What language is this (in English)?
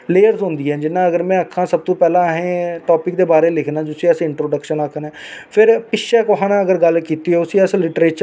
Dogri